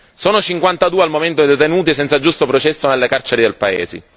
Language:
Italian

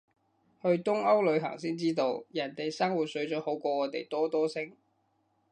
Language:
Cantonese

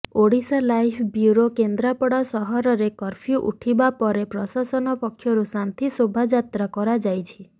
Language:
Odia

